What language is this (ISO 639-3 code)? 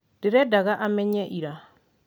kik